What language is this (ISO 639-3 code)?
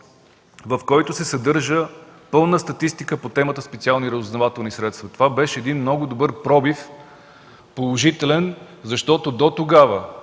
bul